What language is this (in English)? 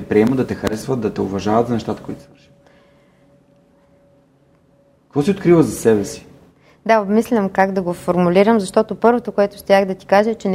Bulgarian